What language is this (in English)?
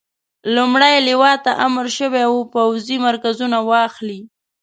Pashto